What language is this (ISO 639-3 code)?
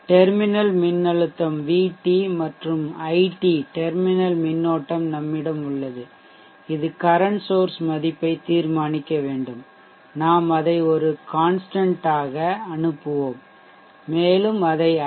tam